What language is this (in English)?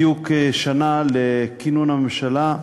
Hebrew